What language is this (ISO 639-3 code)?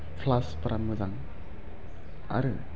brx